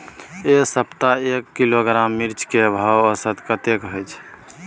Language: Maithili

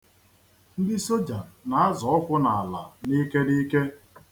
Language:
Igbo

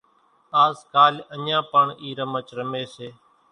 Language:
Kachi Koli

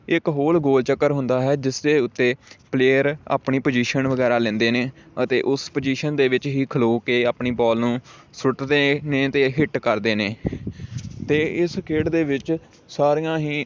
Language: Punjabi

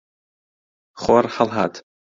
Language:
Central Kurdish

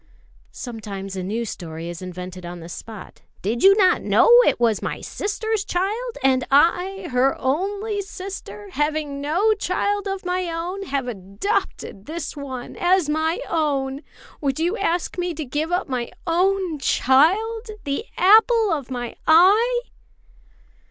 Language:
English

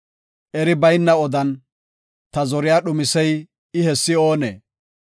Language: Gofa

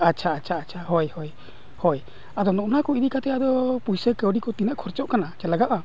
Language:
Santali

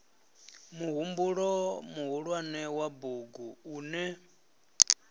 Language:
Venda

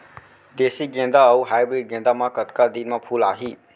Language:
Chhattisgarhi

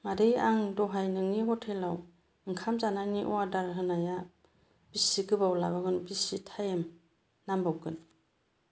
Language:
Bodo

